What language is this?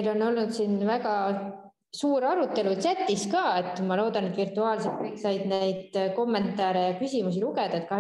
Italian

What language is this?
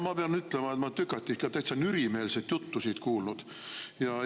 Estonian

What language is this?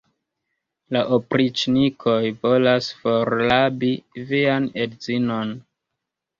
Esperanto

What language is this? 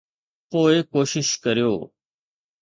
Sindhi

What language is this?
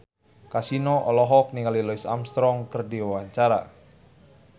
Sundanese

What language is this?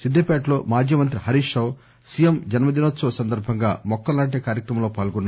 Telugu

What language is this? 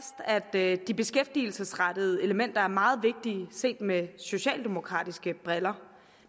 Danish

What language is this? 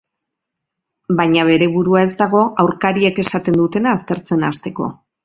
Basque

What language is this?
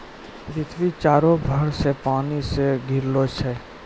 Maithili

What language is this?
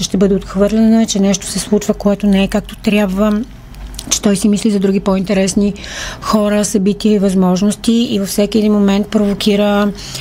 Bulgarian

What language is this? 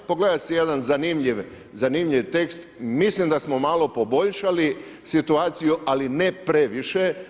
Croatian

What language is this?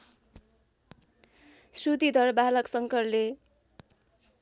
Nepali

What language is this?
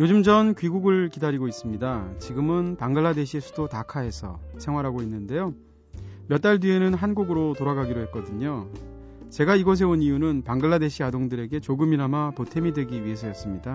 Korean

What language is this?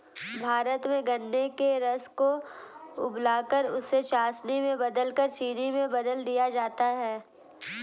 Hindi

